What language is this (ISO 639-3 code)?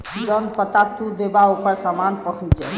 bho